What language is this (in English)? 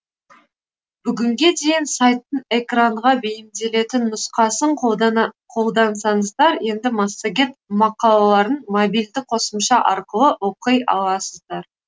Kazakh